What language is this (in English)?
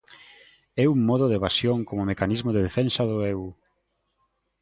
Galician